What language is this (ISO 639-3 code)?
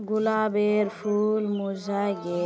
mag